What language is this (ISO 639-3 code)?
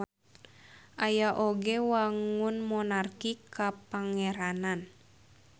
sun